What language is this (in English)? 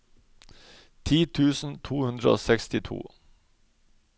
Norwegian